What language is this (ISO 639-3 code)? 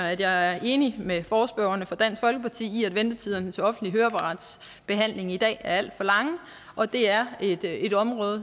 dan